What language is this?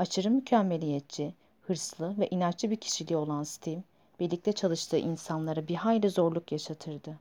Turkish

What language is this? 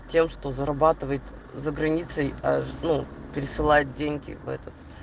Russian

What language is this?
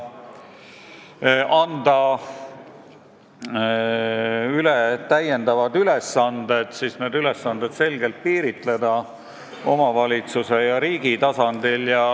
Estonian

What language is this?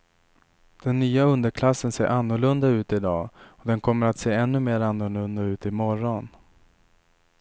Swedish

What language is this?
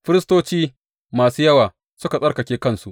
Hausa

